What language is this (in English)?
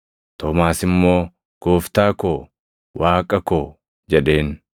Oromo